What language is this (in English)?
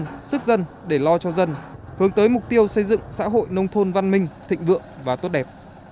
Vietnamese